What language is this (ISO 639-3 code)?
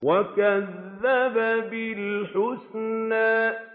ara